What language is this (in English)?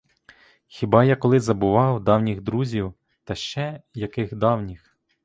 Ukrainian